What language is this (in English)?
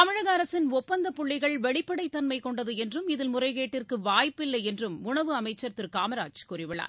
Tamil